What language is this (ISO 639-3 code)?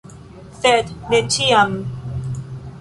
epo